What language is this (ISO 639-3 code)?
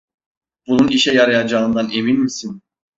tur